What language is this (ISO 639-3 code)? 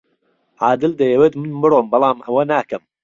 ckb